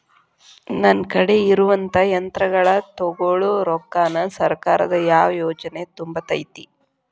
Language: Kannada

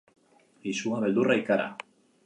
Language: Basque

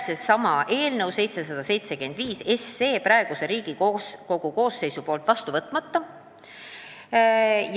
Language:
Estonian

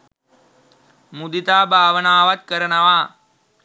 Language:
Sinhala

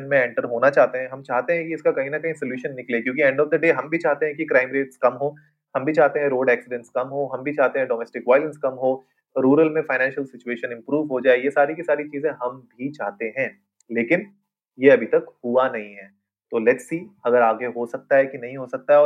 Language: Hindi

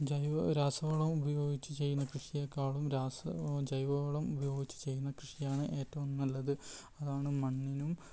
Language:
Malayalam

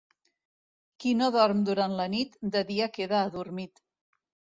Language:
Catalan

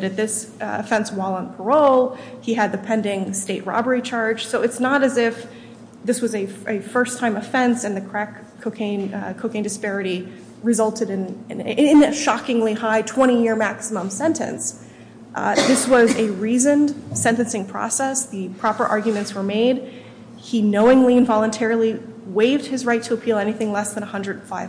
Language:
English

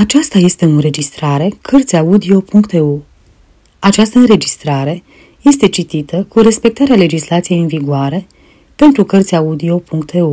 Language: Romanian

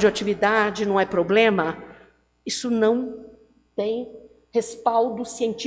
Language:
Portuguese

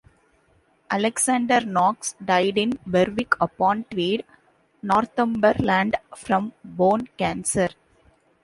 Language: English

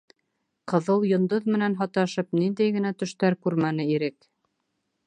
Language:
Bashkir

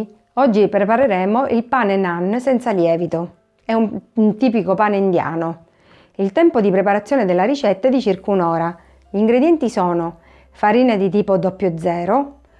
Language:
Italian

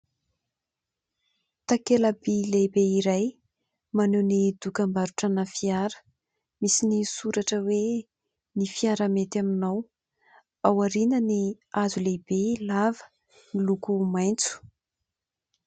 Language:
Malagasy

